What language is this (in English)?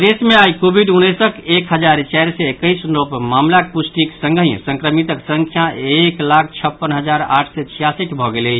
Maithili